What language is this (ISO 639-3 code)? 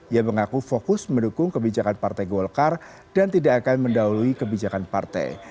ind